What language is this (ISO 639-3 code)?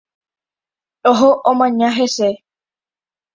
grn